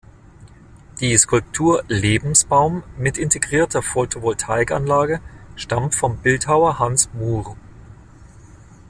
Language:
German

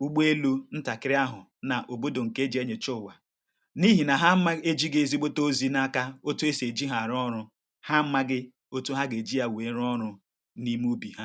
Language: Igbo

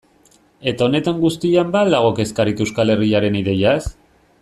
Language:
Basque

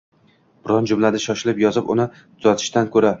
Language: Uzbek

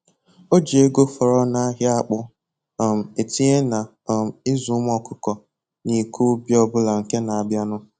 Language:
Igbo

